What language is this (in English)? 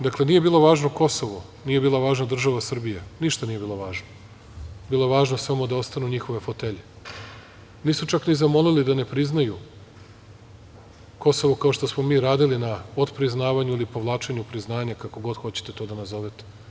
Serbian